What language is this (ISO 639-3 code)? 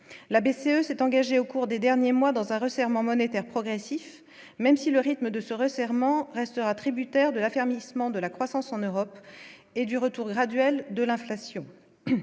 fra